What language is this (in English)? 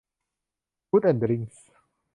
Thai